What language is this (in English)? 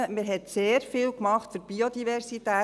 Swiss German